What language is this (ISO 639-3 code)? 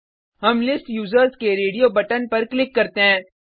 hin